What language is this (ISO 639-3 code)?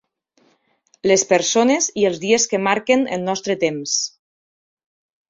cat